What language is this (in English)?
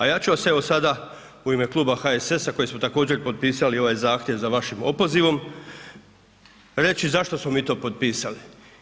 Croatian